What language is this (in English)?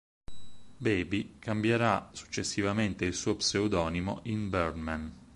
Italian